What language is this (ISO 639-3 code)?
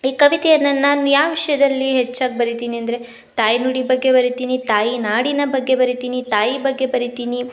kan